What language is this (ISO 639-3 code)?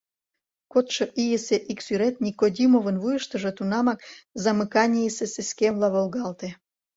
chm